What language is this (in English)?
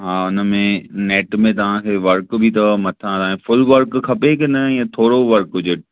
Sindhi